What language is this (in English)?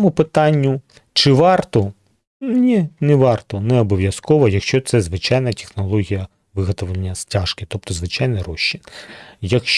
Ukrainian